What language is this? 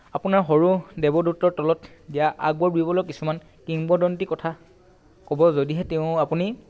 Assamese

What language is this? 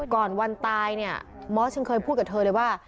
Thai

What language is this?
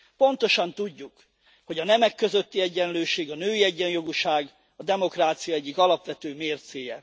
Hungarian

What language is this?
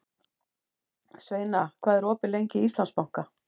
Icelandic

